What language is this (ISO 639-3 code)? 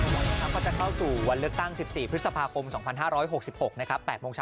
tha